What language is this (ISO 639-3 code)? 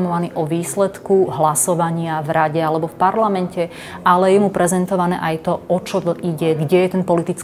slk